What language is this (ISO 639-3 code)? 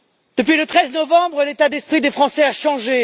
fra